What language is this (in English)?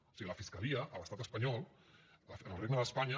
Catalan